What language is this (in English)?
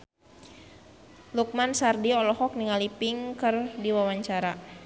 Sundanese